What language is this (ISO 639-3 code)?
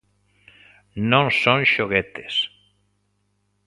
glg